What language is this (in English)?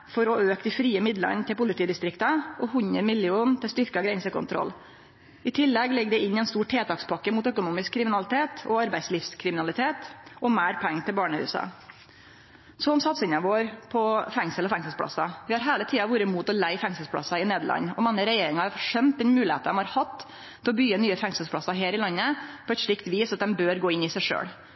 Norwegian Nynorsk